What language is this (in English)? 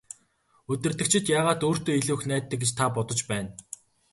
Mongolian